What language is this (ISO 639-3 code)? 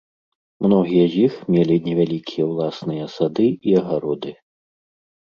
bel